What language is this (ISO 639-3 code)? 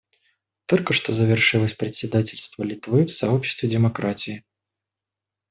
rus